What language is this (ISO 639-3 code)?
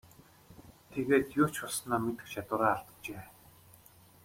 mon